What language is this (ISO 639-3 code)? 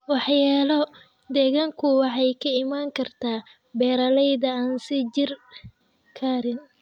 som